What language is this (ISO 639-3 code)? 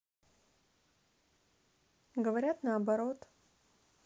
rus